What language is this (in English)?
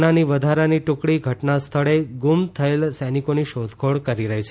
Gujarati